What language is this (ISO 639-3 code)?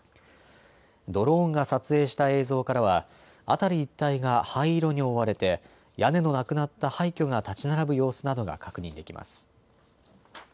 jpn